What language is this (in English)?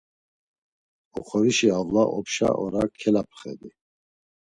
Laz